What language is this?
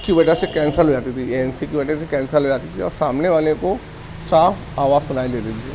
Urdu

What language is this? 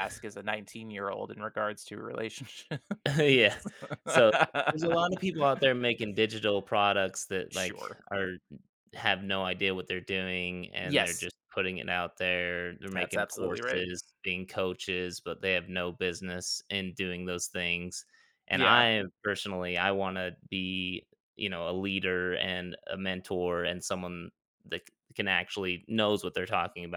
English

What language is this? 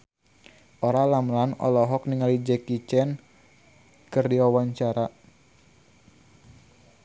Sundanese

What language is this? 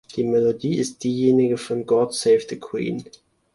German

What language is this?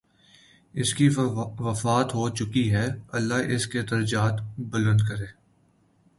Urdu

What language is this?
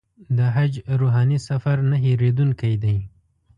Pashto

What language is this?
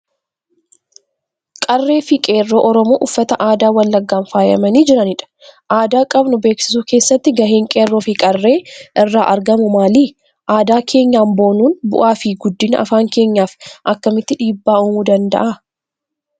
Oromo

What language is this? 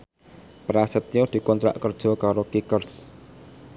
Javanese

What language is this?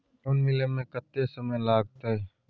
Maithili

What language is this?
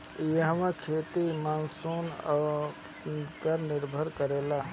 Bhojpuri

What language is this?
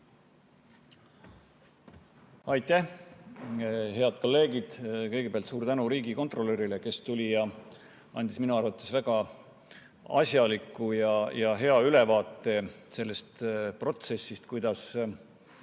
Estonian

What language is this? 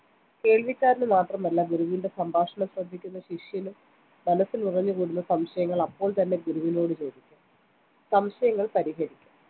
Malayalam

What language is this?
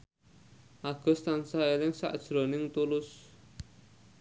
Javanese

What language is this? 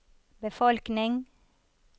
Norwegian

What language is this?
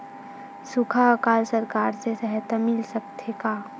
Chhattisgarhi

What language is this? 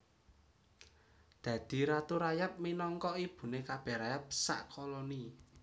Javanese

